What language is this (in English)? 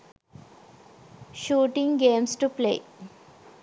Sinhala